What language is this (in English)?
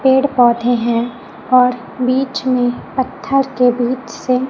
Hindi